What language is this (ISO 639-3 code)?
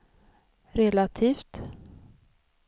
swe